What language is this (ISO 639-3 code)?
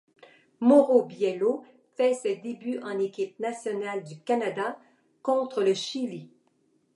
fra